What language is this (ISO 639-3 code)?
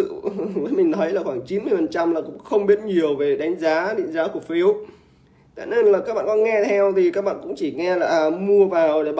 vie